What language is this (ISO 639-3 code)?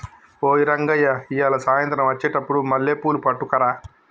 tel